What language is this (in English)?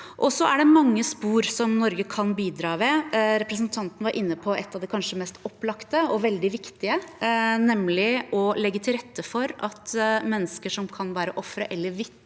Norwegian